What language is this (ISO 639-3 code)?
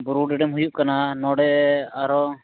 sat